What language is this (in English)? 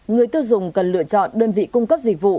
Vietnamese